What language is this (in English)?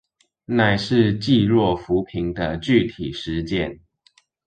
Chinese